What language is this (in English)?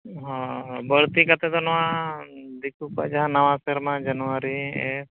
Santali